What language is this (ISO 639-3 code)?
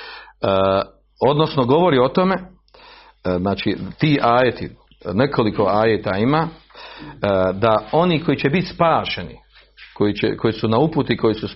hrv